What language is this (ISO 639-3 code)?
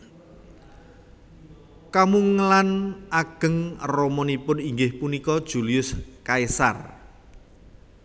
jav